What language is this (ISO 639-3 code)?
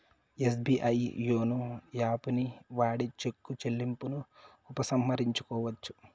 tel